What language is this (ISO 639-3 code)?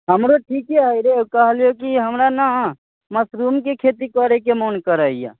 mai